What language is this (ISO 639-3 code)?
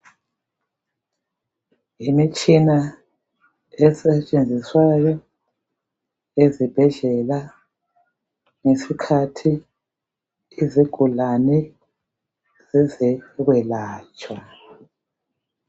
nde